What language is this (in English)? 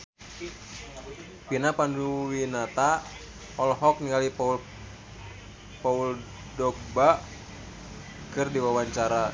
Sundanese